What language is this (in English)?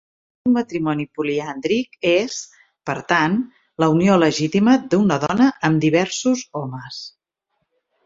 Catalan